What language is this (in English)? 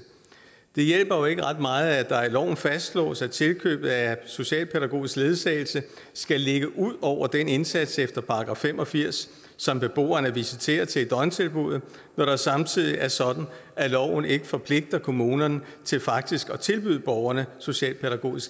Danish